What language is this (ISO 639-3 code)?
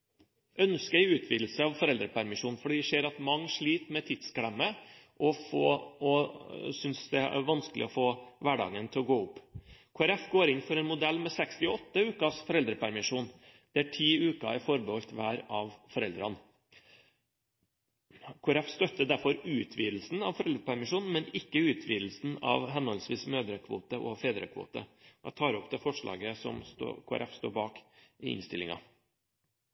nob